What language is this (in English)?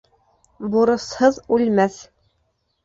Bashkir